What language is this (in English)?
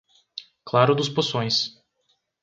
Portuguese